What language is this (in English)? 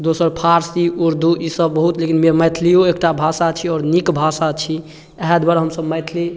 Maithili